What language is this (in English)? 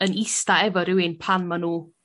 Welsh